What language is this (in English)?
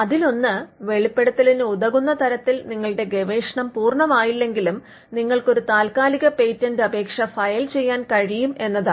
Malayalam